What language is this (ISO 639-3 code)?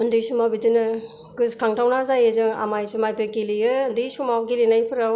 brx